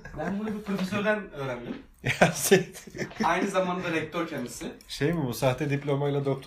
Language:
Turkish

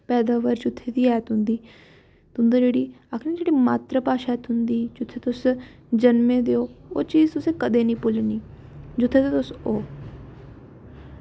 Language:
Dogri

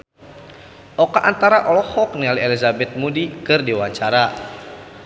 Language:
Sundanese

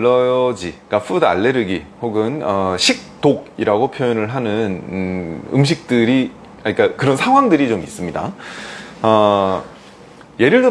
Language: Korean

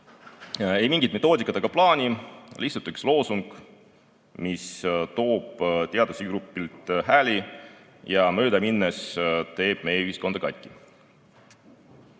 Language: Estonian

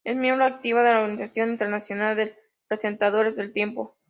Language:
Spanish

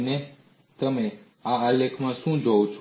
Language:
Gujarati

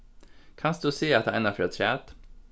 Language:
Faroese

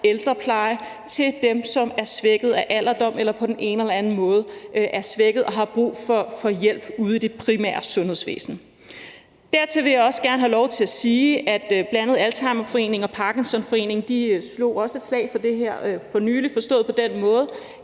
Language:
Danish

